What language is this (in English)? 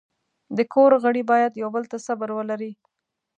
Pashto